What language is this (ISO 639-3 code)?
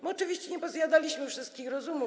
pol